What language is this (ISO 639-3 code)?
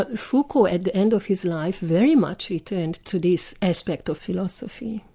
eng